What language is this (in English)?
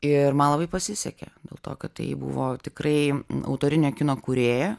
Lithuanian